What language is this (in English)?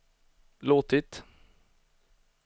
Swedish